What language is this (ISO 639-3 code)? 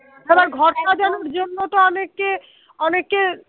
ben